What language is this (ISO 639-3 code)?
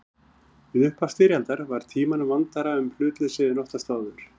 isl